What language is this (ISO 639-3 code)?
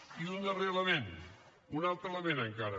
cat